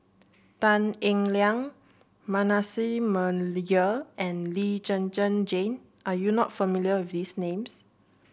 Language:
English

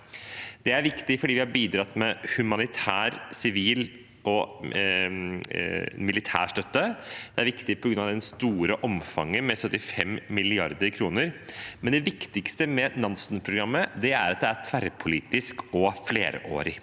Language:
Norwegian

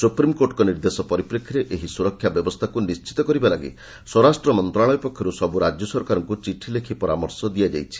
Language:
Odia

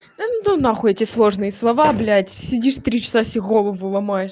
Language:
Russian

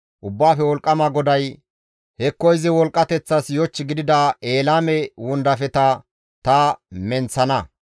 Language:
Gamo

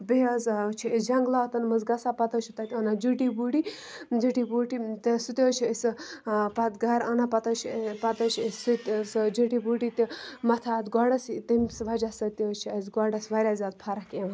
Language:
Kashmiri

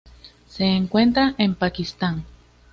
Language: Spanish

